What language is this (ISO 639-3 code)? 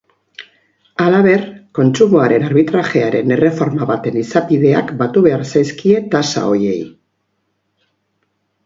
eus